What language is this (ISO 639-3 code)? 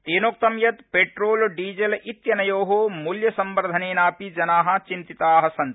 san